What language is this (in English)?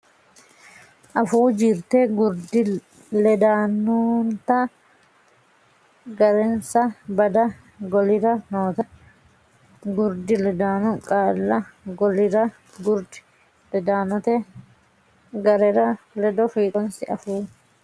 Sidamo